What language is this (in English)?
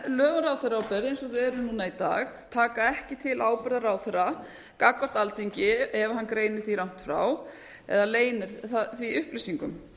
Icelandic